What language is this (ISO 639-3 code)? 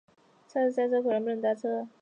zho